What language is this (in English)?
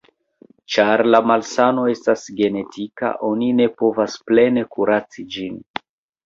Esperanto